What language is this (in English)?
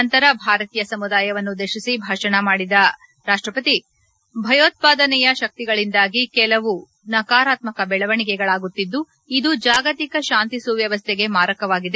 Kannada